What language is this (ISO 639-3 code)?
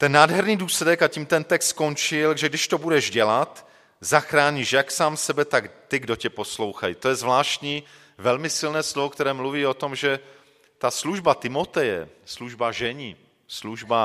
ces